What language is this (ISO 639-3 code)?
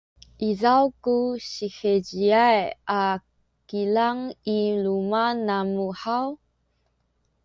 szy